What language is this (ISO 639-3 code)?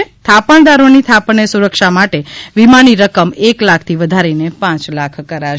guj